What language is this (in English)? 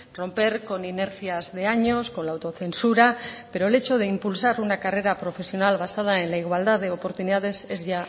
Spanish